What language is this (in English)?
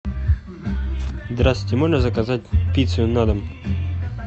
Russian